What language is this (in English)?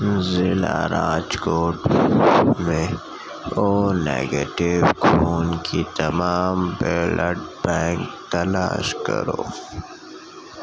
Urdu